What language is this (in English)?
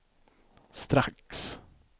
Swedish